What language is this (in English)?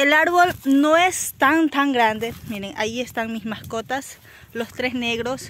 Spanish